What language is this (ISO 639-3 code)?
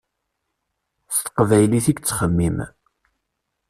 kab